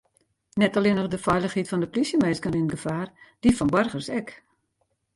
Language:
Western Frisian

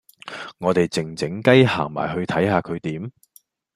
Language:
Cantonese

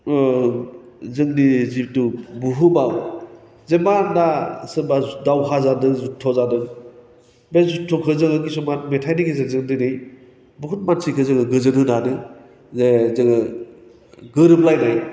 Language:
Bodo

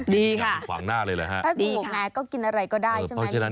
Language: Thai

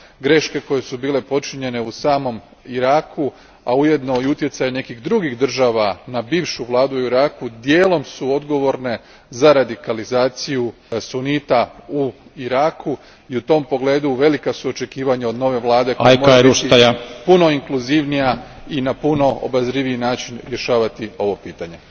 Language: Croatian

